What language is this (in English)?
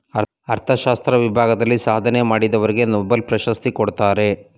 Kannada